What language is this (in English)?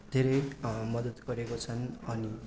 Nepali